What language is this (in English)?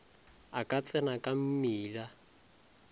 Northern Sotho